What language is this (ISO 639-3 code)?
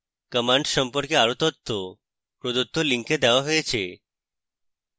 ben